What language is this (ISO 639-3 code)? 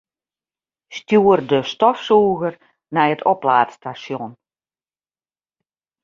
fry